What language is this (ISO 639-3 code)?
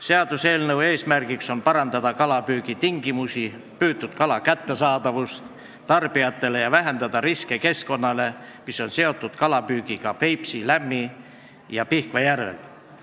est